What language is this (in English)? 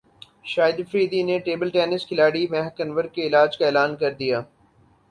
Urdu